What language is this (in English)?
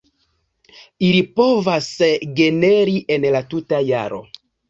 Esperanto